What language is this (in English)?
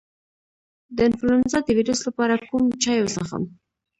Pashto